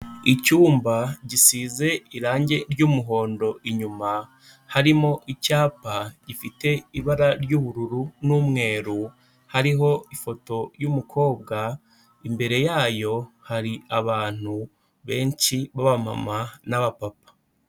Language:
Kinyarwanda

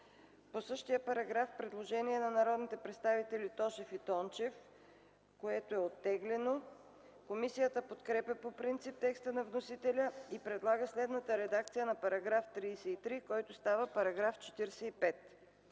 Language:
Bulgarian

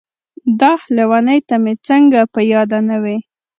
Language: Pashto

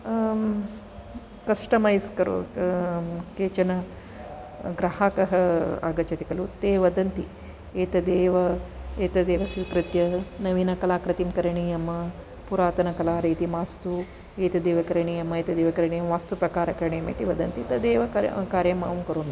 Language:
Sanskrit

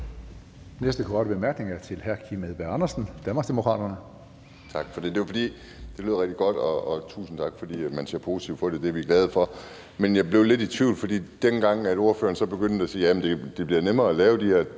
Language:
Danish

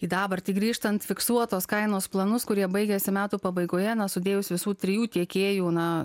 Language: Lithuanian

